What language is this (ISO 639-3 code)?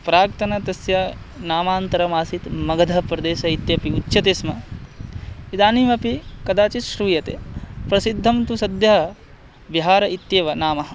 san